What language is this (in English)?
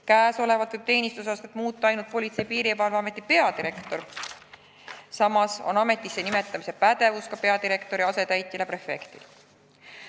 Estonian